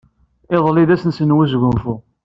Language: Kabyle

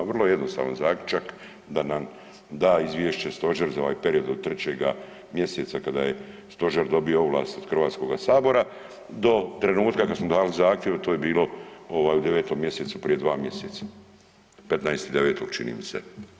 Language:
Croatian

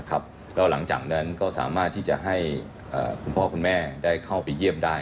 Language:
Thai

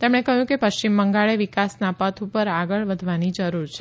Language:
Gujarati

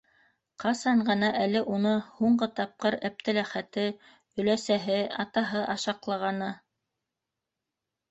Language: Bashkir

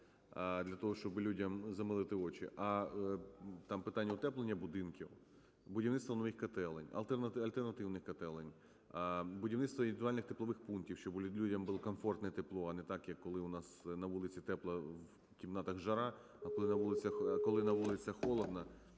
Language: Ukrainian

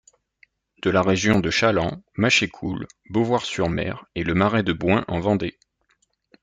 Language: French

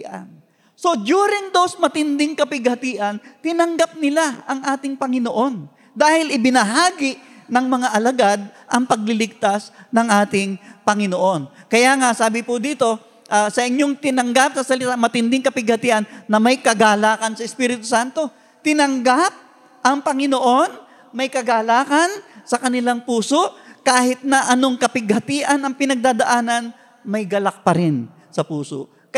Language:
Filipino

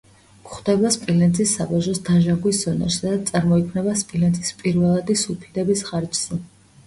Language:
Georgian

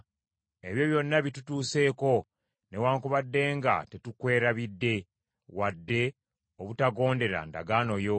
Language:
Ganda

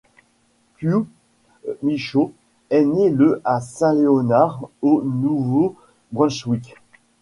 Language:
French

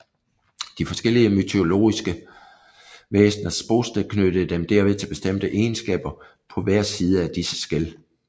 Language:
Danish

